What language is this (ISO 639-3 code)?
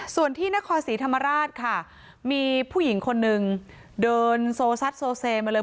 tha